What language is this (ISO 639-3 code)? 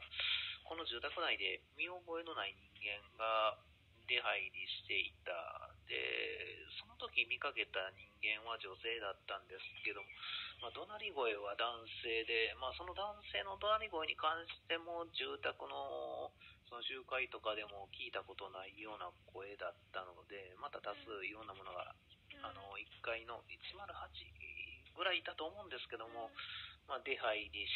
jpn